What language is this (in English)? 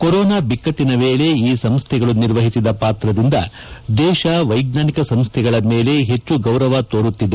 Kannada